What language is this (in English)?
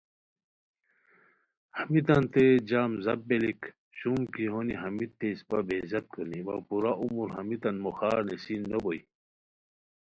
Khowar